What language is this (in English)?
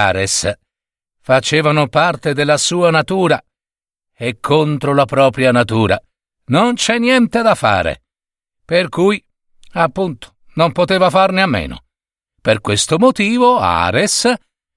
Italian